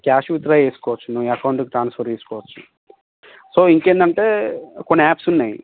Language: Telugu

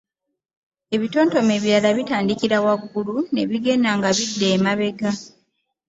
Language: Ganda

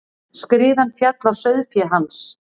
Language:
Icelandic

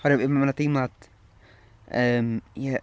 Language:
Welsh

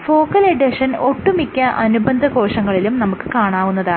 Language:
Malayalam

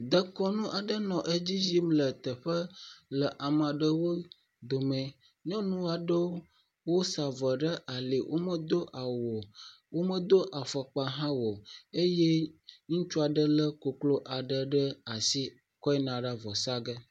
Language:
Ewe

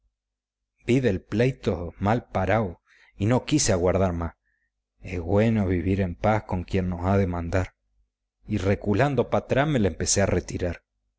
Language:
Spanish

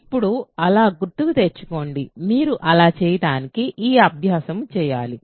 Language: Telugu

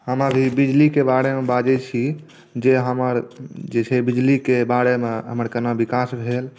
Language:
Maithili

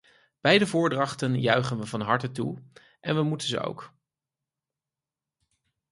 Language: Dutch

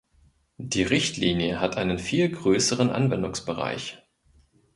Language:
German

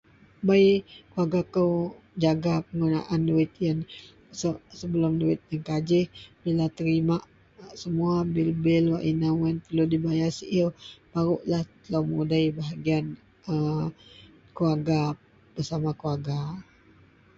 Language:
Central Melanau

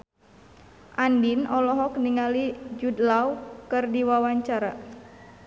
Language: Sundanese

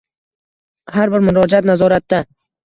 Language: Uzbek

